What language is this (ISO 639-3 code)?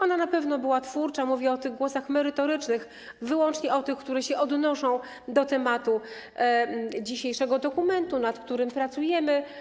pol